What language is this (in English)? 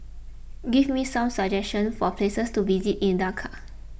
English